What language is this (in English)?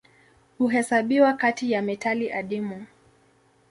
Swahili